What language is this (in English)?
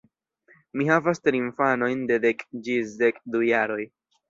Esperanto